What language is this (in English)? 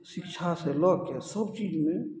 Maithili